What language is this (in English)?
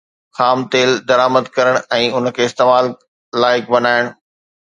Sindhi